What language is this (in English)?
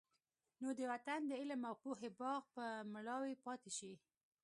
Pashto